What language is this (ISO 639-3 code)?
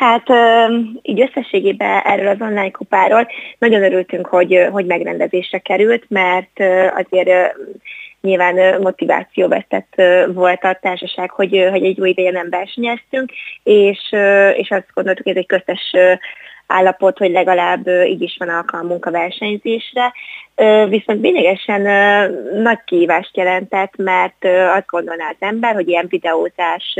hun